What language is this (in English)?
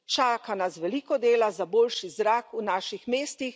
Slovenian